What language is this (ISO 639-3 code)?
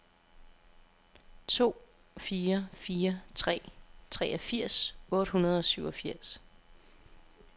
dan